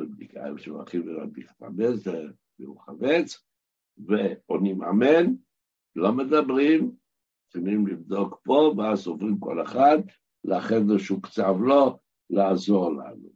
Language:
Hebrew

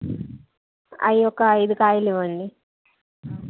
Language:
Telugu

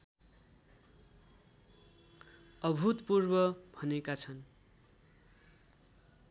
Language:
Nepali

